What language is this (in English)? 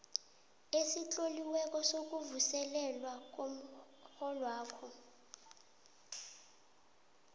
South Ndebele